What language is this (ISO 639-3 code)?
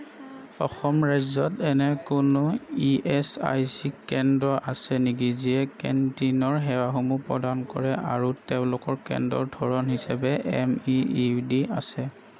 asm